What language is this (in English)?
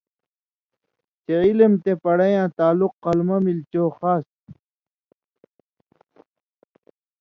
Indus Kohistani